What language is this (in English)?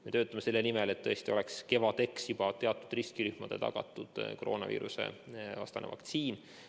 Estonian